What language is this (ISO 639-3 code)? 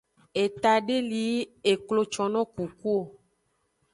ajg